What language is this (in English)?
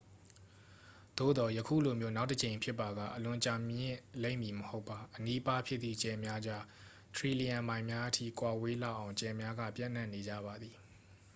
Burmese